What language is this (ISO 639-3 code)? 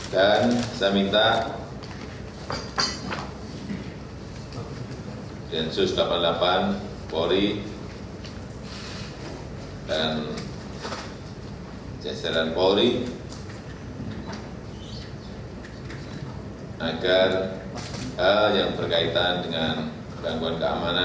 ind